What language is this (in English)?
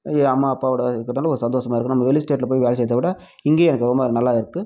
Tamil